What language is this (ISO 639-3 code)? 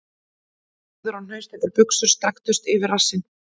isl